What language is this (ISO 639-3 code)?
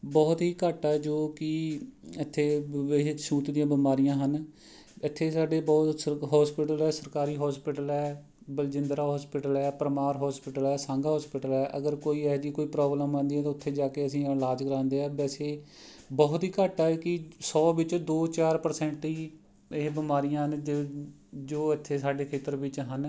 pan